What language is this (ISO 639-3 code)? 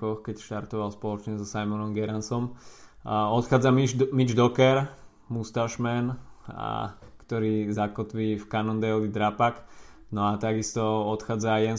slk